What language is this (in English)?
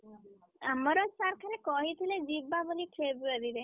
Odia